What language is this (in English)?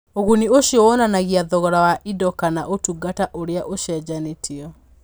Kikuyu